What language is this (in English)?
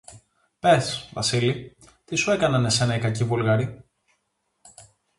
Greek